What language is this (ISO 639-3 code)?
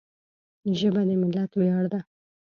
pus